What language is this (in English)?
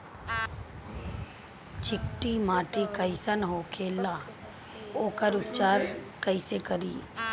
Bhojpuri